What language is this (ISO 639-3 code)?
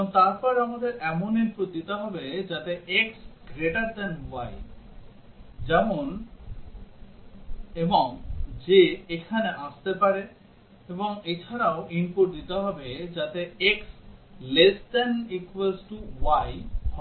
ben